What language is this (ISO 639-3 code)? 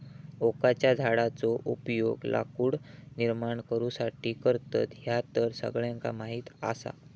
mar